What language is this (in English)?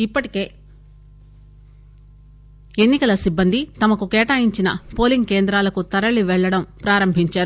Telugu